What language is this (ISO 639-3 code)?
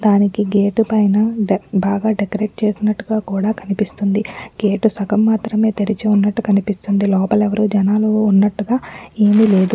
tel